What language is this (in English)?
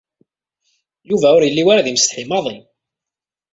Kabyle